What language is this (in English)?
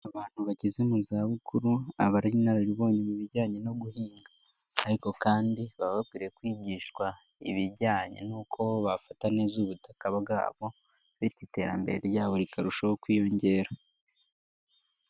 Kinyarwanda